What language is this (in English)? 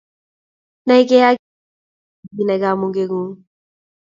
Kalenjin